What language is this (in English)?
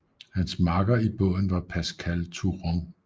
Danish